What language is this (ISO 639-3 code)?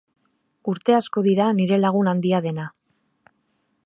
eus